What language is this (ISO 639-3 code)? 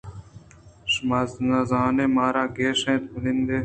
bgp